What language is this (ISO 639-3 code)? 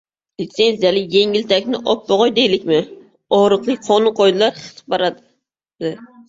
uzb